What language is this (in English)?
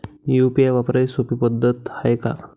Marathi